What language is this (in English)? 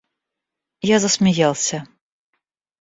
Russian